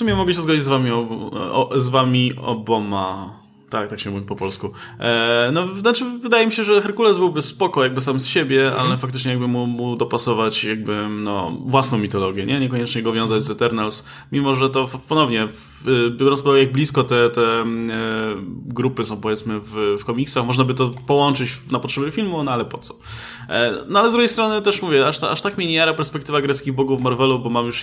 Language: Polish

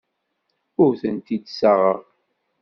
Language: Kabyle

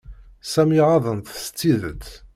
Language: Kabyle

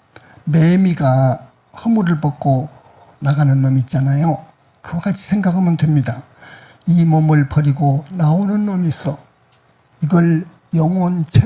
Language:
Korean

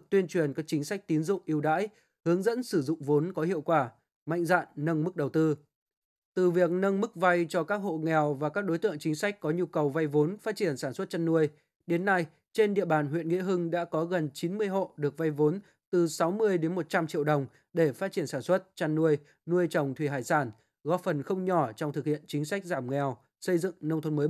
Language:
Vietnamese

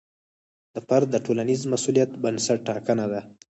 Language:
Pashto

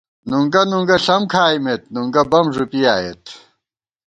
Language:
Gawar-Bati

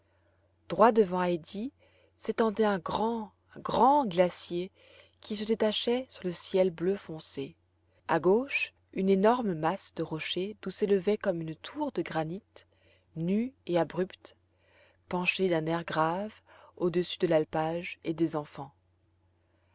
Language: French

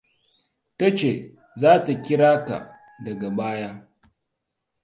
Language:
Hausa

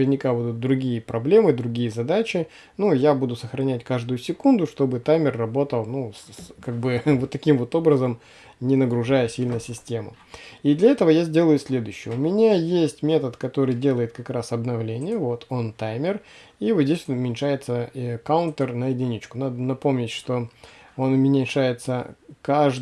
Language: Russian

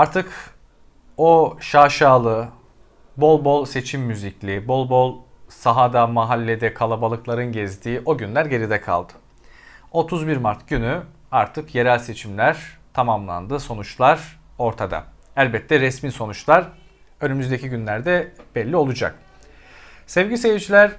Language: Turkish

